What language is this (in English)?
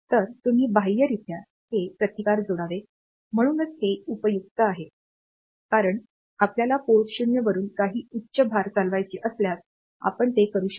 Marathi